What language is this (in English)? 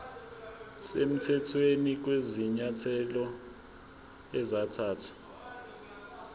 Zulu